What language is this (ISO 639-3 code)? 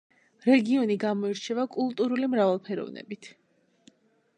kat